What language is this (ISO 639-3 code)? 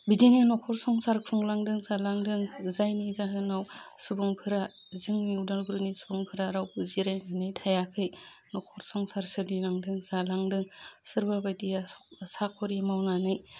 brx